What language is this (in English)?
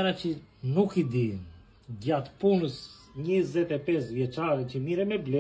Romanian